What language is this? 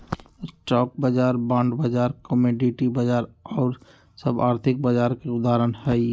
Magahi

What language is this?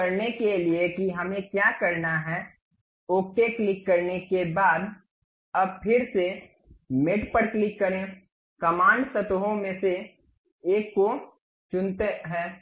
Hindi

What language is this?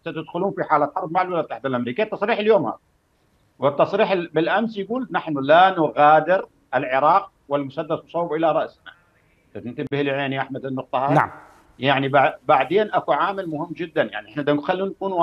Arabic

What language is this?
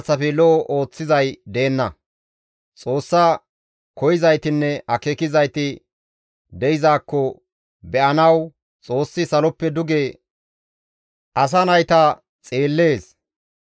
Gamo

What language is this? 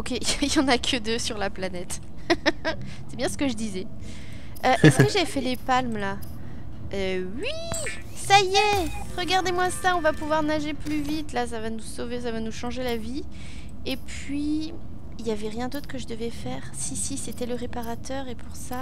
French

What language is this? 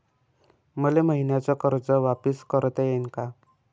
Marathi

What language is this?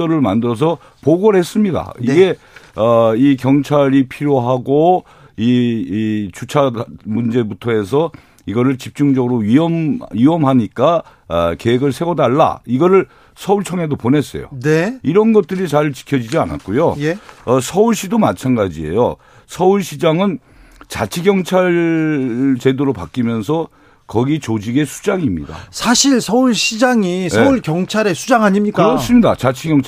Korean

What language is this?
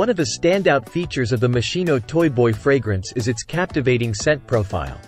English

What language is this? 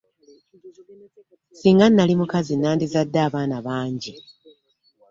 Ganda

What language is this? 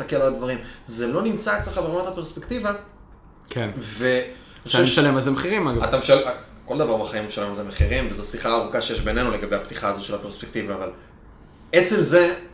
Hebrew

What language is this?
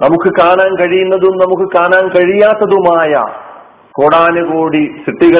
Malayalam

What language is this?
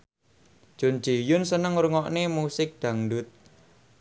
Javanese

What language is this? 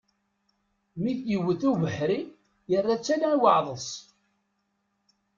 Kabyle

